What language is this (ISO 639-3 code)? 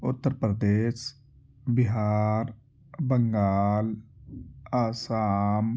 urd